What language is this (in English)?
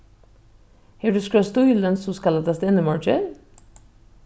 Faroese